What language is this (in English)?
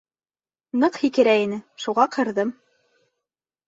Bashkir